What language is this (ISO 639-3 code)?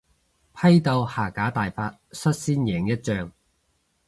yue